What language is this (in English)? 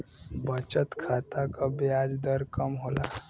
Bhojpuri